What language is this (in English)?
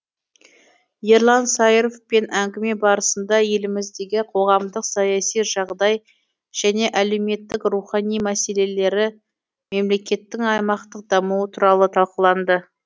Kazakh